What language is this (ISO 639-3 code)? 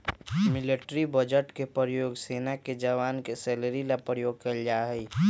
mag